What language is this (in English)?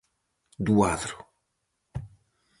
Galician